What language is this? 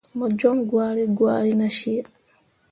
Mundang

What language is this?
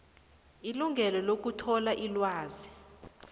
South Ndebele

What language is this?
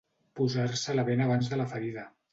Catalan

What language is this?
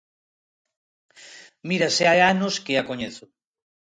Galician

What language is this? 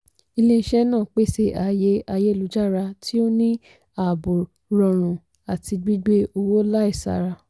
Yoruba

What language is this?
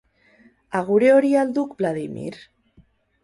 Basque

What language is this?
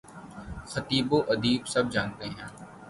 Urdu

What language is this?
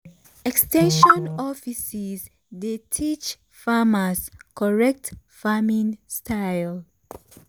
Nigerian Pidgin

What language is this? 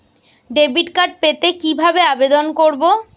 Bangla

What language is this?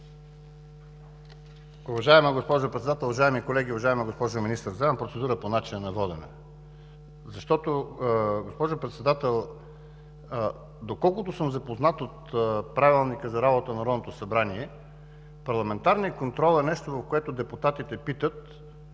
Bulgarian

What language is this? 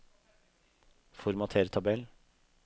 Norwegian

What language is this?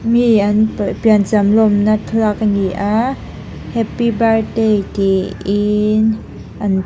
Mizo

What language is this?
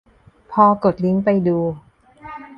Thai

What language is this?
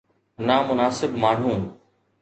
Sindhi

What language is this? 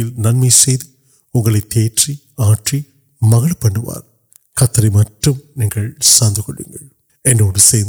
Urdu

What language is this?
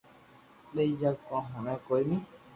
Loarki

